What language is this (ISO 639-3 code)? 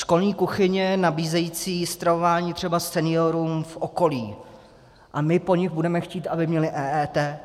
ces